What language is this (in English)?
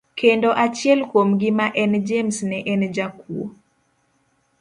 Luo (Kenya and Tanzania)